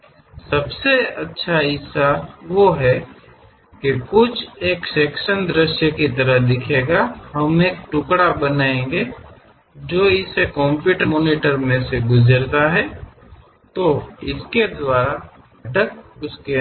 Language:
Kannada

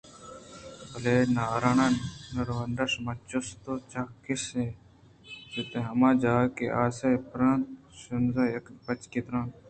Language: Eastern Balochi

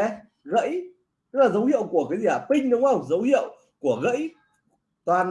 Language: Vietnamese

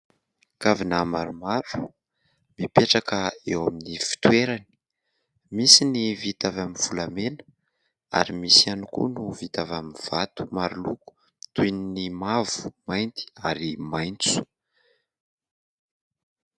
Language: Malagasy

